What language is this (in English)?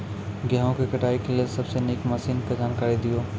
Maithili